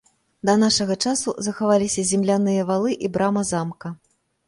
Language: Belarusian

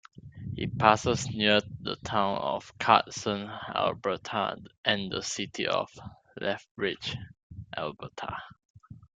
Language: English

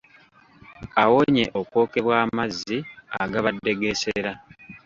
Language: Ganda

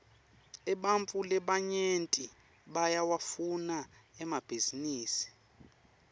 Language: Swati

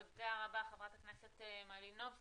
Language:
Hebrew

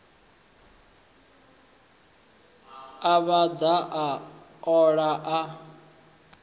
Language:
Venda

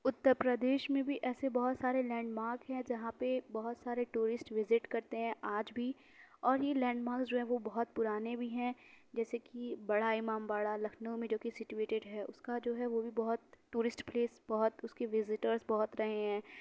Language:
Urdu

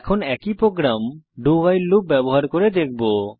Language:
Bangla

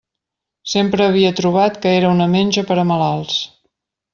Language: Catalan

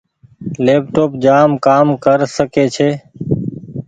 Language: Goaria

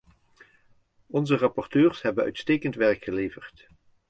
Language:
Dutch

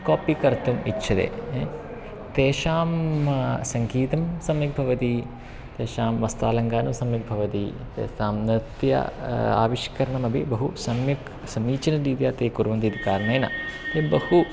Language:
Sanskrit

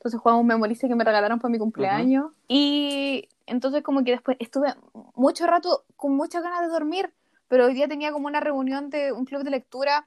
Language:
Spanish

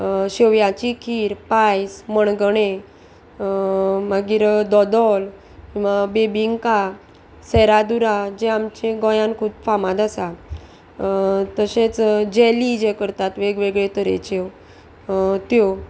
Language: Konkani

